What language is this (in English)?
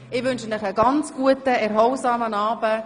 Swiss German